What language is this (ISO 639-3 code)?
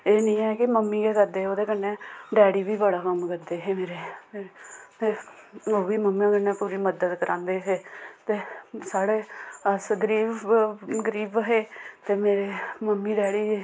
doi